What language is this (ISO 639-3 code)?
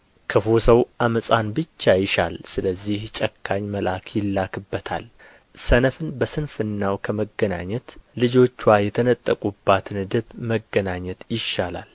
amh